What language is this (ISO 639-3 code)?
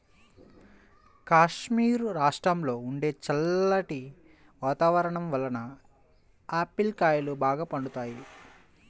tel